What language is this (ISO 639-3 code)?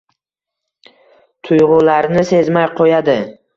uzb